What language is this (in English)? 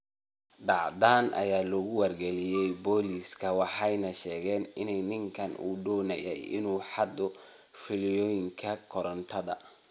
Somali